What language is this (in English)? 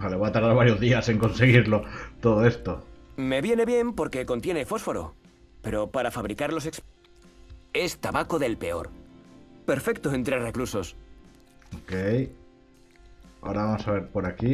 Spanish